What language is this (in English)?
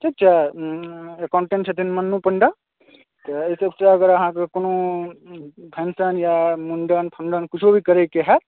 Maithili